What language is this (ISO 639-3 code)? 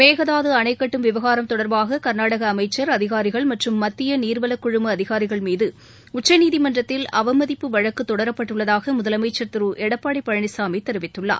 tam